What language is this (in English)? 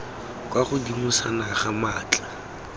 Tswana